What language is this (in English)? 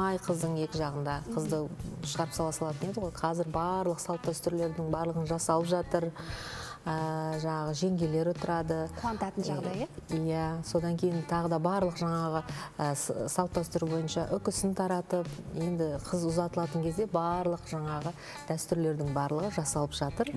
Turkish